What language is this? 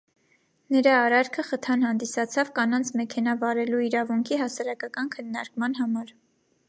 Armenian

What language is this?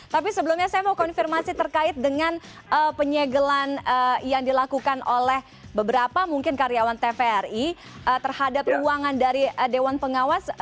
Indonesian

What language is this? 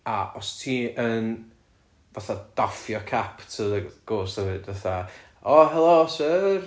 Welsh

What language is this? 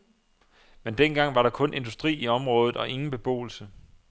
Danish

